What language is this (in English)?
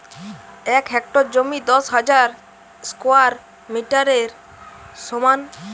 Bangla